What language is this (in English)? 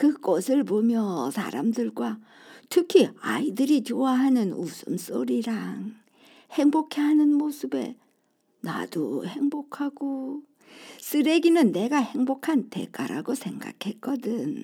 Korean